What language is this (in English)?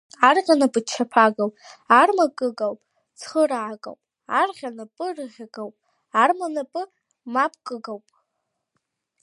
Abkhazian